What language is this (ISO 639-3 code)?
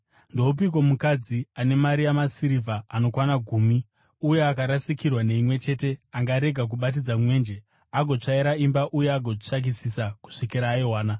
sna